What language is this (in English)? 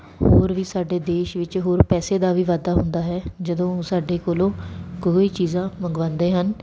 Punjabi